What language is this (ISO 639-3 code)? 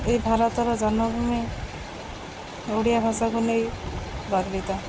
ori